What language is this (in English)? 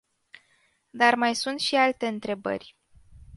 Romanian